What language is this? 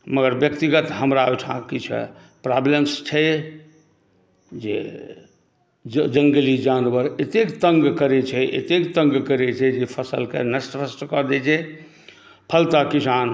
Maithili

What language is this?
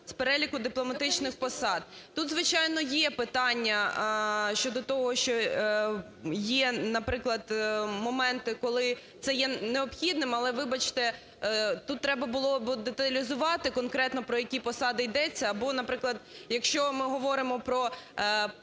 Ukrainian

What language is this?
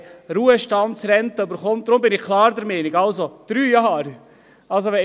Swiss German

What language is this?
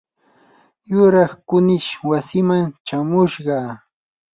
Yanahuanca Pasco Quechua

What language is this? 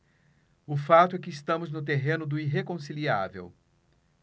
Portuguese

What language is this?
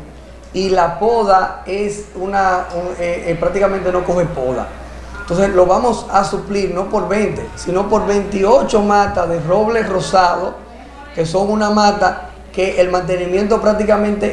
Spanish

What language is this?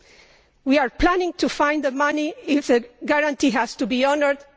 English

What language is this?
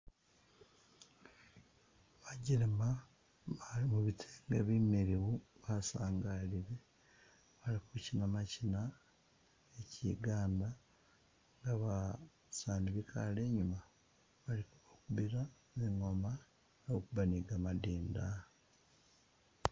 Masaaba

